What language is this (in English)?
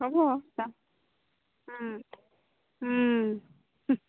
Assamese